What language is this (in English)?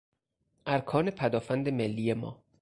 Persian